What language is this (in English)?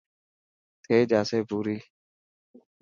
Dhatki